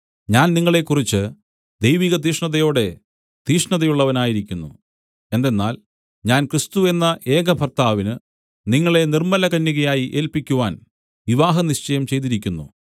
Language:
Malayalam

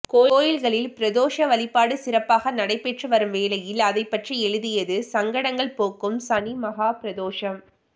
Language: Tamil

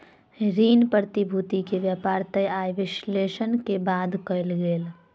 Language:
Maithili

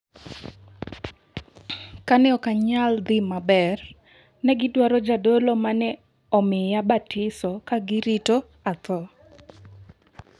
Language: Luo (Kenya and Tanzania)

